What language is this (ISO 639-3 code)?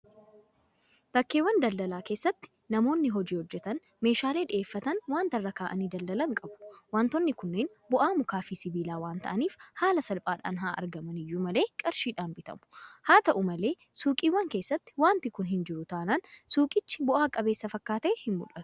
orm